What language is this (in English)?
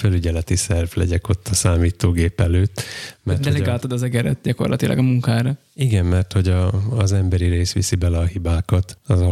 Hungarian